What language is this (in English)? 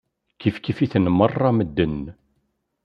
Kabyle